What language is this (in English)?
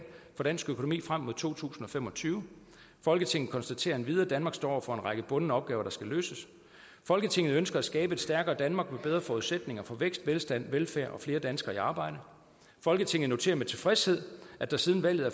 Danish